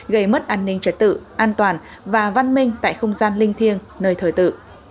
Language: Vietnamese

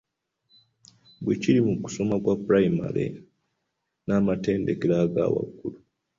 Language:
Ganda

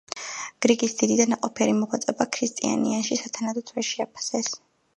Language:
Georgian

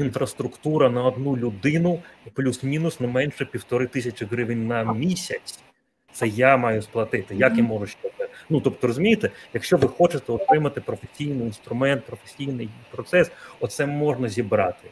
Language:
Ukrainian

